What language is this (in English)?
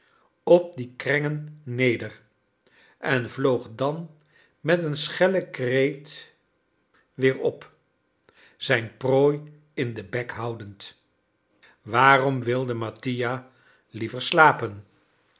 Dutch